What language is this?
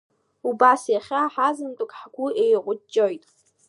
Abkhazian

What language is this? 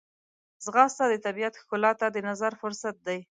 Pashto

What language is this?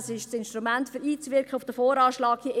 Swiss German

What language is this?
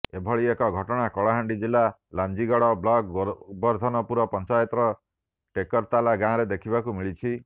Odia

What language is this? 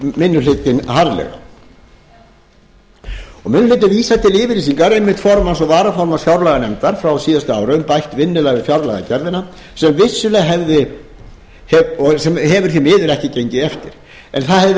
Icelandic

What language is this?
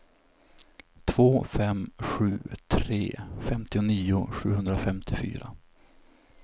Swedish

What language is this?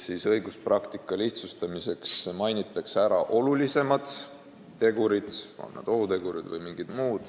Estonian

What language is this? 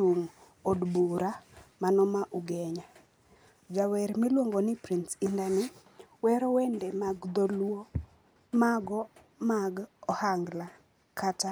Luo (Kenya and Tanzania)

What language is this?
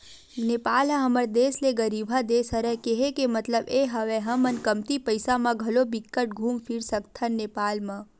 Chhattisgarhi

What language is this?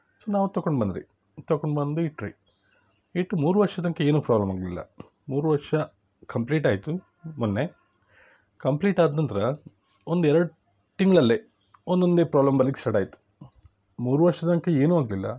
Kannada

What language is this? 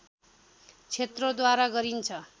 Nepali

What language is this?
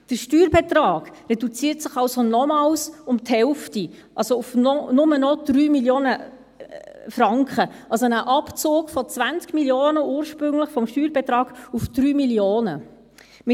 Swiss German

